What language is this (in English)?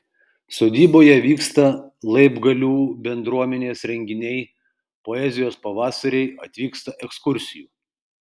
Lithuanian